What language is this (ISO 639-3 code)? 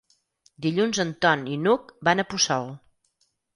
cat